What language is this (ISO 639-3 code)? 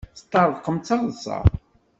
kab